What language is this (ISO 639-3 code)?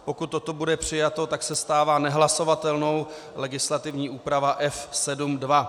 ces